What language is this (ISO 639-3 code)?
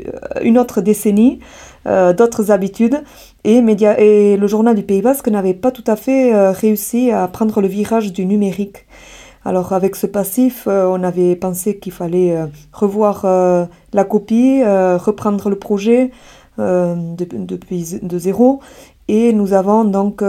fra